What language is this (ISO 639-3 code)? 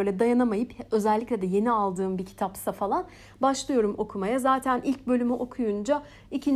tur